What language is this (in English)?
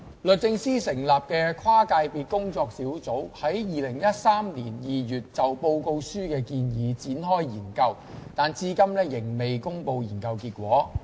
Cantonese